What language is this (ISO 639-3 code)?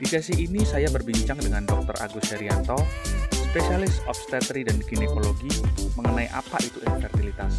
ind